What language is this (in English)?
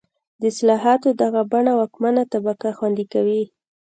Pashto